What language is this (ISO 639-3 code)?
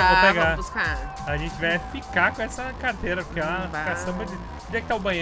por